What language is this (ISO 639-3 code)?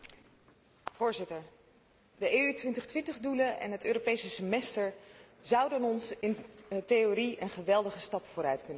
nld